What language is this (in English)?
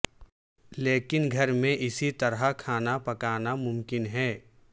Urdu